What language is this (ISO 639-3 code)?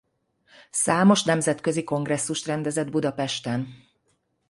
hun